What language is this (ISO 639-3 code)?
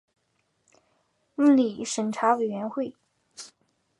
zho